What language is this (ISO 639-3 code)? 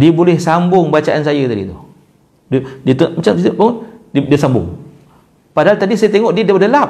msa